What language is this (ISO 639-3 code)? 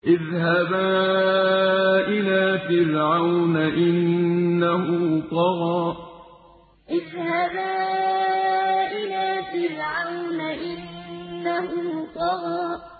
ara